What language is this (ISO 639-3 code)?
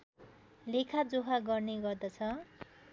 nep